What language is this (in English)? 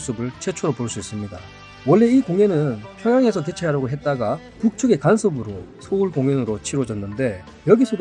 Korean